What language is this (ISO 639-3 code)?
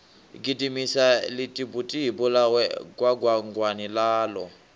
ven